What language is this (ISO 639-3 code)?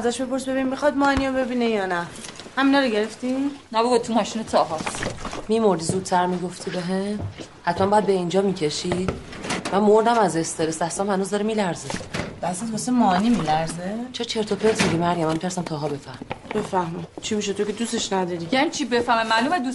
fas